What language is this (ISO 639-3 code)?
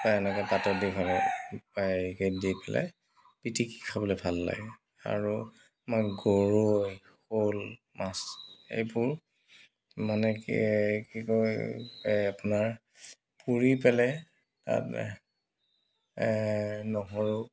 asm